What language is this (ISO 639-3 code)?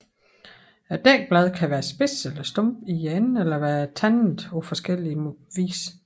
dan